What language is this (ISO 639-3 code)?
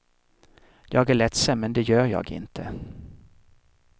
swe